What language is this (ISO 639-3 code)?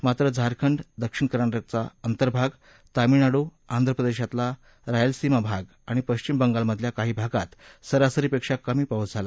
mar